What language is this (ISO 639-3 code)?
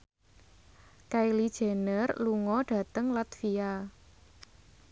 jav